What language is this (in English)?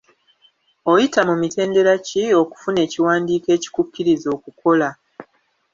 Ganda